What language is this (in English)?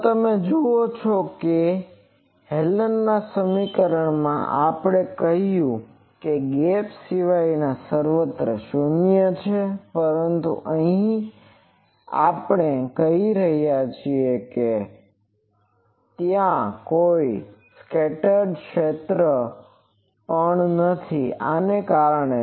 Gujarati